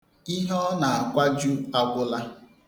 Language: Igbo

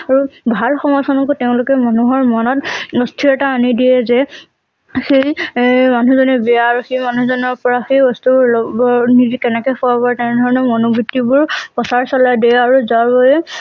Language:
Assamese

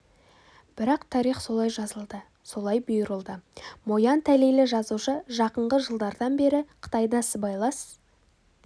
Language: Kazakh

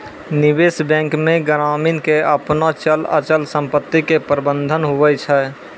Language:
Maithili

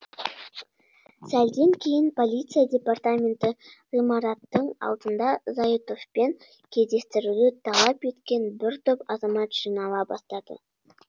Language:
Kazakh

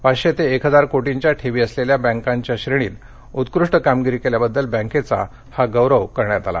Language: Marathi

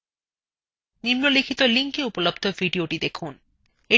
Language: Bangla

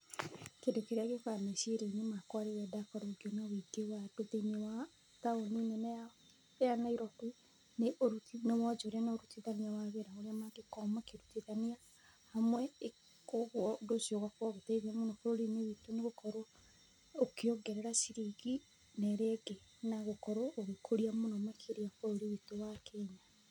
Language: Kikuyu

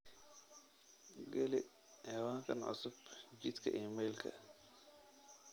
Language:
Somali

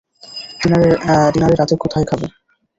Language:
Bangla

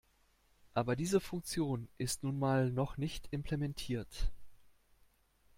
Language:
German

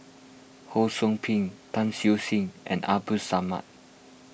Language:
English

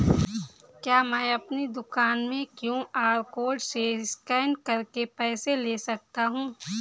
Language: Hindi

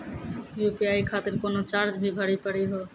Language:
Maithili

